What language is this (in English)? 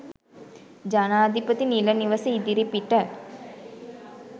Sinhala